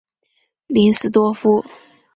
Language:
Chinese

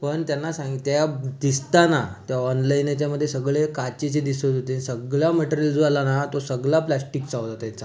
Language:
Marathi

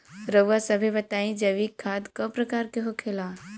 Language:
Bhojpuri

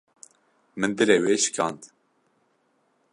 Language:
Kurdish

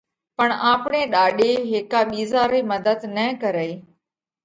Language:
Parkari Koli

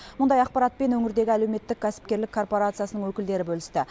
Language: Kazakh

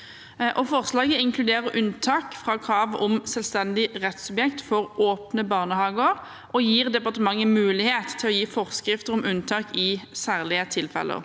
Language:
Norwegian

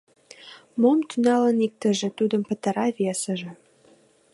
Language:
Mari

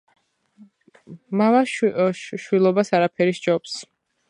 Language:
Georgian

